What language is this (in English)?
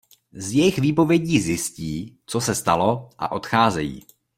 Czech